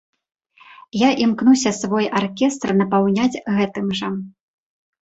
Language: Belarusian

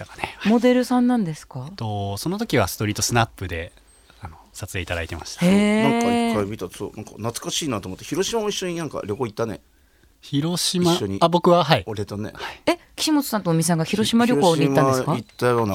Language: Japanese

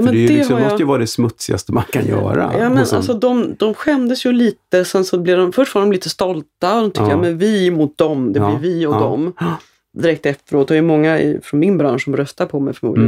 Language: Swedish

